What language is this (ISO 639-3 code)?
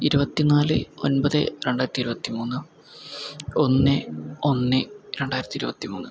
mal